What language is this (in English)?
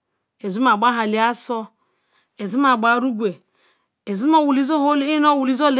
Ikwere